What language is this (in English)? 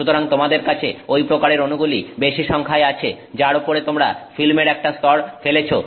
Bangla